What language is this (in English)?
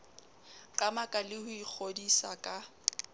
Southern Sotho